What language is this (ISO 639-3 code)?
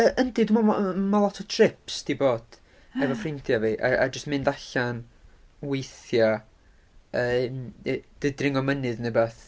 cym